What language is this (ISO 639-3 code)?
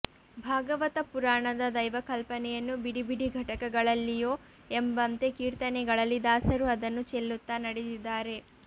kan